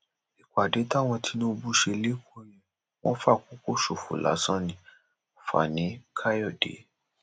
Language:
Yoruba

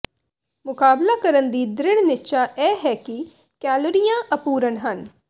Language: Punjabi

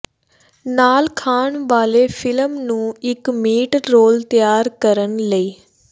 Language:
Punjabi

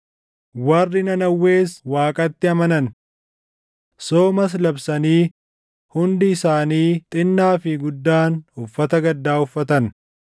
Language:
Oromo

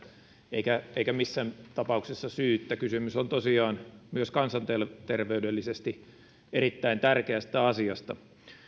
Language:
Finnish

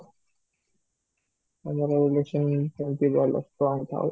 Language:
Odia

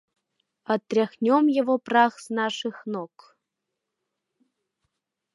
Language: Mari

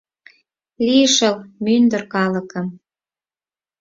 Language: Mari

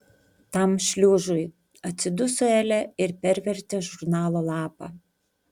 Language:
Lithuanian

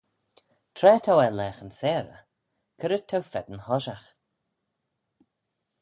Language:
Manx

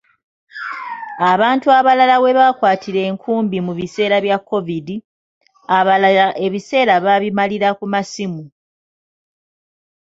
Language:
Ganda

